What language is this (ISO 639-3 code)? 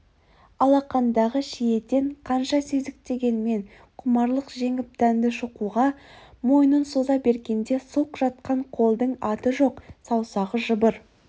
kaz